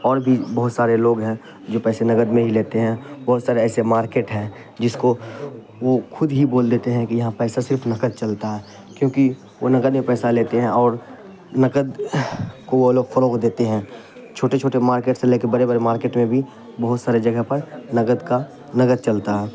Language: Urdu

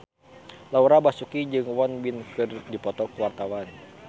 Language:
Sundanese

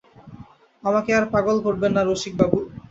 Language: Bangla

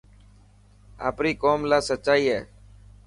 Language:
Dhatki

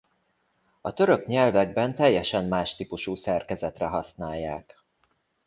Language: Hungarian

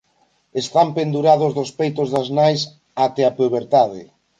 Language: Galician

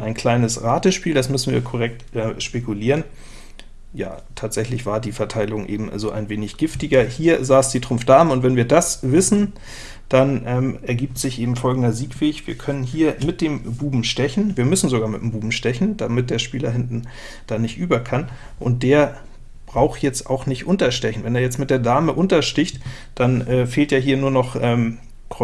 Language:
German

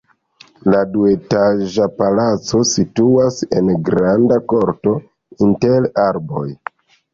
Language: Esperanto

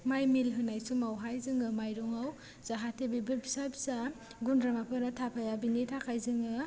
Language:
Bodo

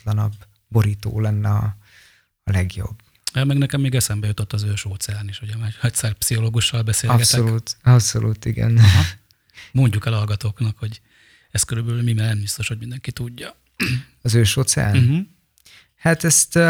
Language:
Hungarian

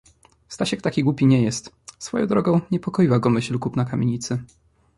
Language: Polish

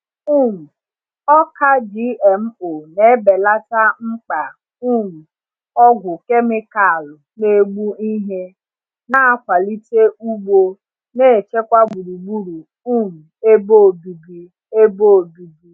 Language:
Igbo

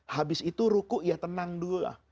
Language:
Indonesian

